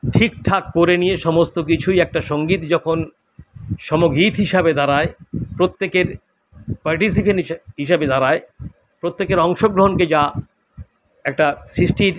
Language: Bangla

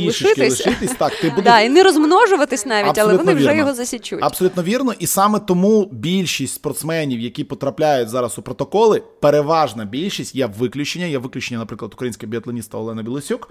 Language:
Ukrainian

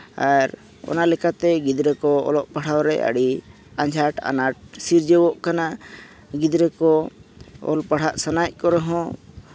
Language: Santali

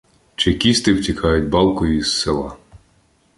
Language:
Ukrainian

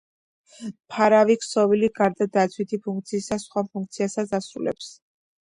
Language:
Georgian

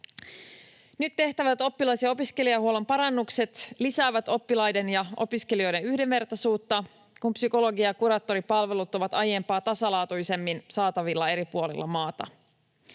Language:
Finnish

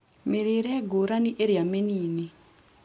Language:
Kikuyu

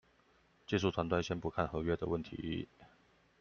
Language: Chinese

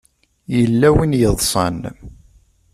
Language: Kabyle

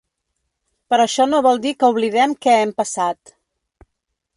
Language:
Catalan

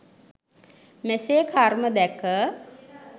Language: Sinhala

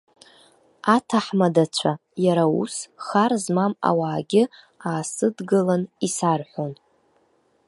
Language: Abkhazian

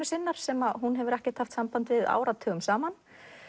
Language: Icelandic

